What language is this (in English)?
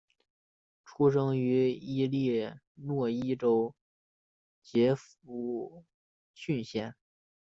Chinese